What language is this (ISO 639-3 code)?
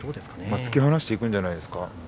jpn